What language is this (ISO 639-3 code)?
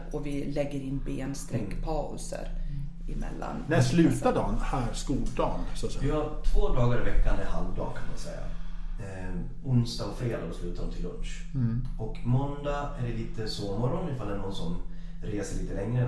swe